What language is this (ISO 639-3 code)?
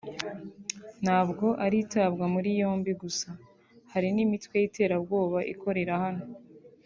kin